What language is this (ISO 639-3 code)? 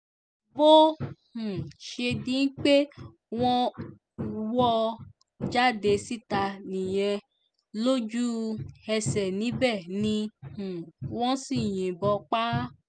yor